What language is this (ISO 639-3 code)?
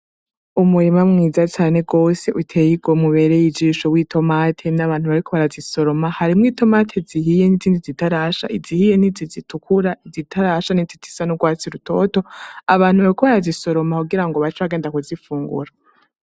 run